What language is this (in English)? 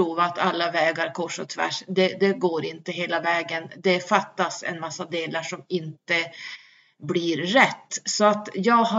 Swedish